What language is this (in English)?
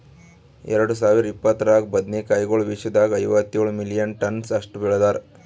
Kannada